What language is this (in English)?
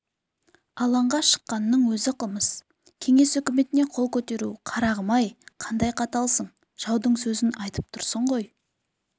Kazakh